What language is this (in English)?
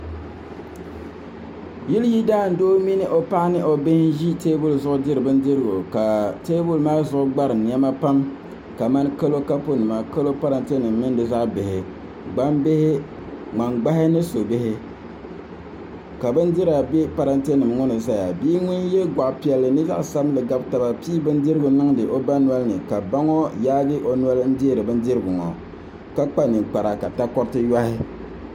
Dagbani